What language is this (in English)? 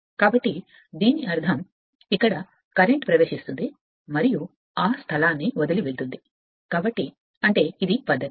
Telugu